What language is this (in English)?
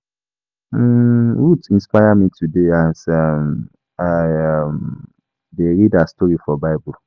Nigerian Pidgin